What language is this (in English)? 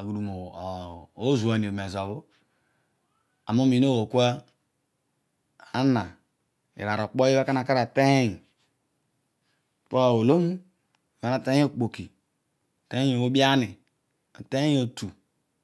Odual